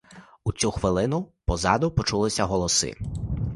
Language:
Ukrainian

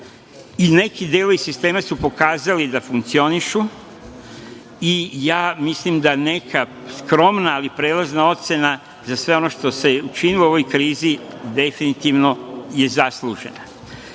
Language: Serbian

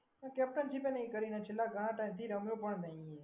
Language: Gujarati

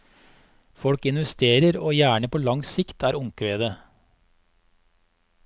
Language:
Norwegian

